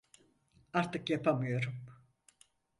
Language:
Turkish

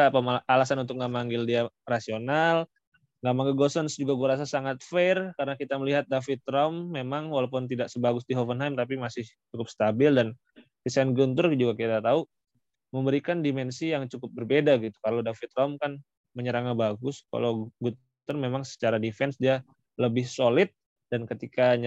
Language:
Indonesian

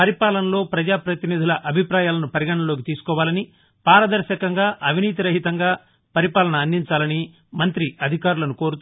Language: Telugu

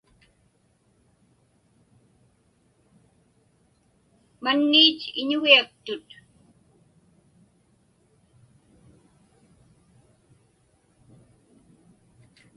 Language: Inupiaq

